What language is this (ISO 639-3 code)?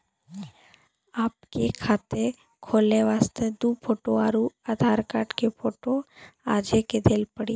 mai